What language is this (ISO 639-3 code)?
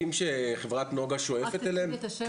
heb